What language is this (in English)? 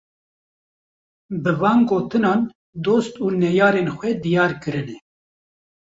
Kurdish